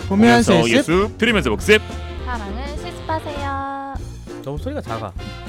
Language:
Korean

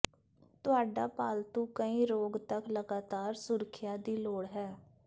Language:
Punjabi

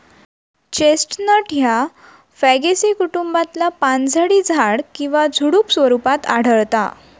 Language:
Marathi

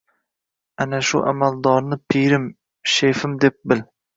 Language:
Uzbek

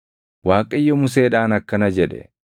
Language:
Oromo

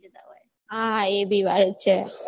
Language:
Gujarati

